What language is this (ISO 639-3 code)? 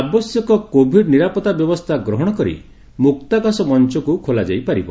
ori